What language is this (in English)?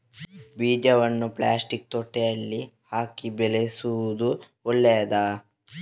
Kannada